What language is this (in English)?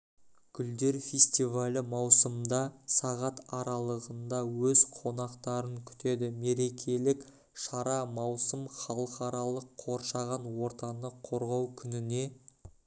Kazakh